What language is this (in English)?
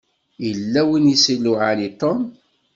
Kabyle